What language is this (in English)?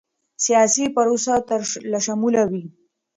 Pashto